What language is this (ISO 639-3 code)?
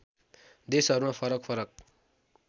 nep